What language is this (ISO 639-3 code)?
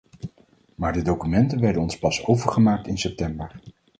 nld